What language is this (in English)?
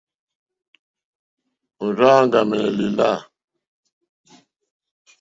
Mokpwe